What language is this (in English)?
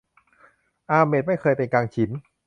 Thai